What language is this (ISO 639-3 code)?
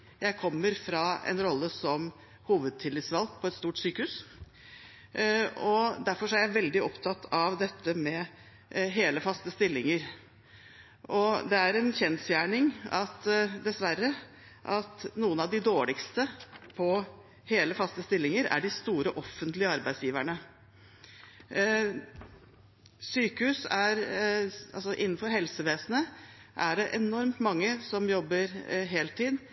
nob